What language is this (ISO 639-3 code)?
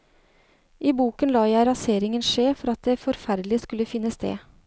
nor